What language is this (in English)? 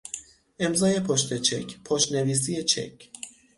Persian